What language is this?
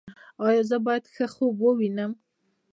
Pashto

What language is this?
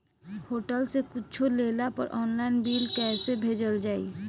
Bhojpuri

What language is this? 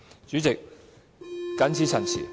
Cantonese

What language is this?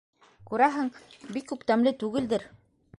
Bashkir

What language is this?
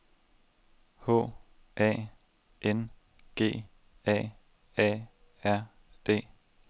Danish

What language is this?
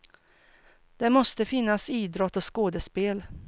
Swedish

